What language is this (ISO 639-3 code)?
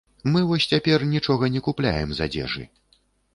bel